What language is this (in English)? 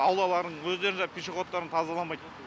Kazakh